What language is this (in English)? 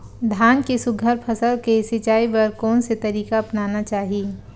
Chhattisgarhi